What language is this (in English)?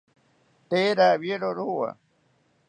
South Ucayali Ashéninka